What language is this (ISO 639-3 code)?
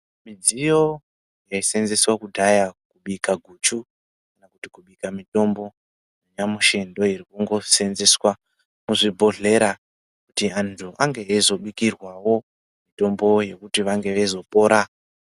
ndc